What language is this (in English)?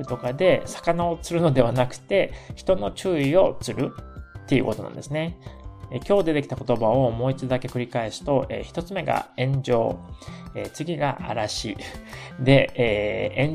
Japanese